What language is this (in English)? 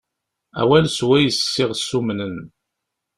Kabyle